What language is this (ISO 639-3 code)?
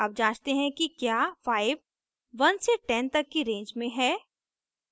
hin